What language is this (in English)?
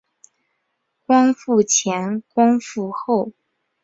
Chinese